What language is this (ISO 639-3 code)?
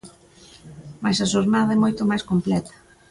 glg